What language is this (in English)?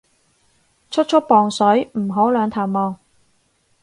Cantonese